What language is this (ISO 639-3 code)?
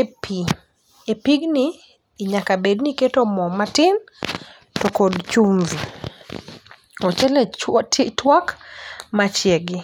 luo